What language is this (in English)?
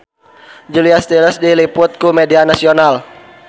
Sundanese